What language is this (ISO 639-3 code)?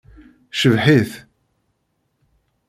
kab